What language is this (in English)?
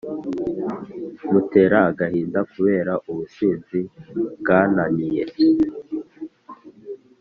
Kinyarwanda